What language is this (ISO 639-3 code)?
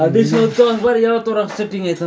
mai